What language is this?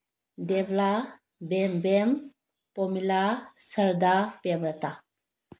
Manipuri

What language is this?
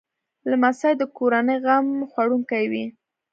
Pashto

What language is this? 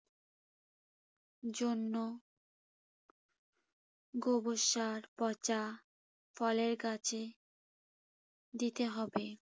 Bangla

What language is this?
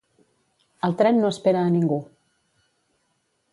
Catalan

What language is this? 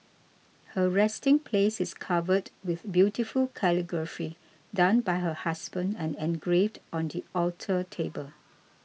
English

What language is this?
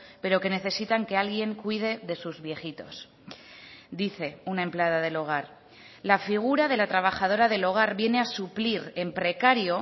Spanish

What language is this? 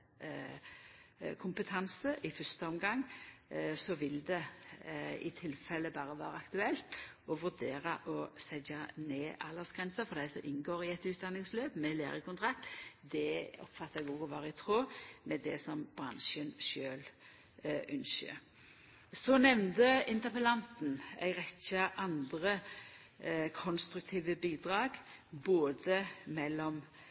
Norwegian Nynorsk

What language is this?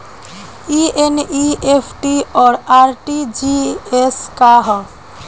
Bhojpuri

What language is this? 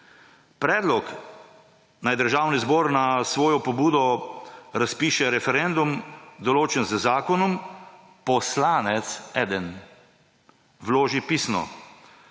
Slovenian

